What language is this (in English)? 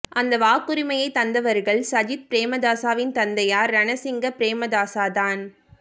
Tamil